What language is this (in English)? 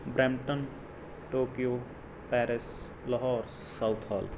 Punjabi